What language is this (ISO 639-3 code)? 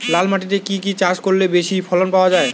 ben